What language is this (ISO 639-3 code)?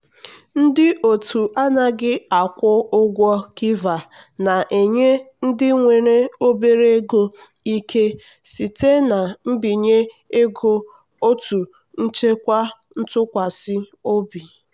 ibo